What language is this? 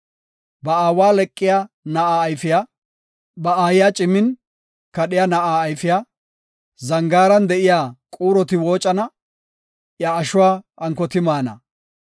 Gofa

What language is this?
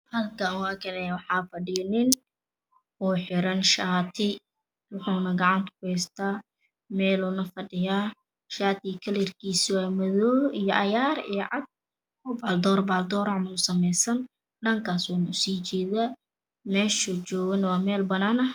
Somali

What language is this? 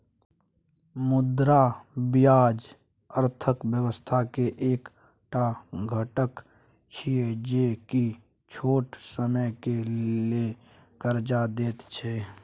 Maithili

